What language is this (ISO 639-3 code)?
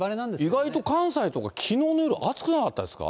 jpn